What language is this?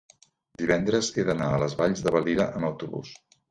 Catalan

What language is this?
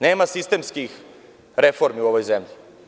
Serbian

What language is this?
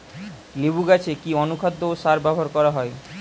Bangla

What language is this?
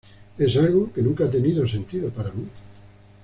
Spanish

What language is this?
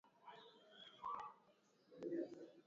Swahili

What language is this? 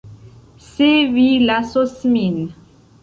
Esperanto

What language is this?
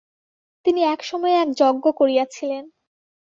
Bangla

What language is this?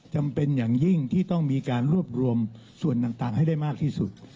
Thai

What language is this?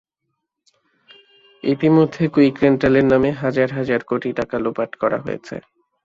Bangla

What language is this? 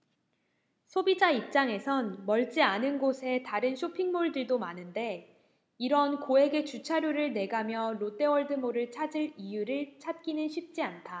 Korean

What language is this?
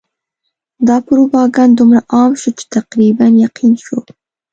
Pashto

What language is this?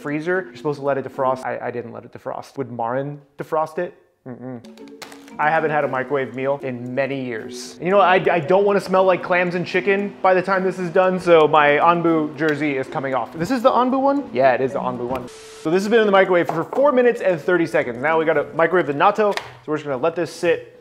English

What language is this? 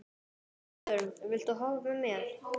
Icelandic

